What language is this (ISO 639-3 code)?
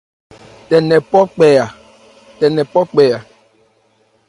ebr